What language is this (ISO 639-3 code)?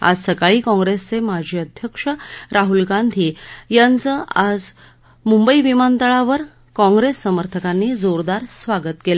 mar